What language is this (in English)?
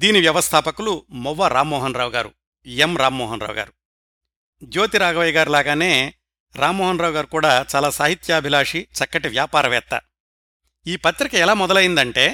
Telugu